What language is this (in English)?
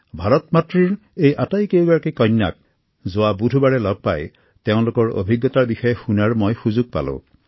Assamese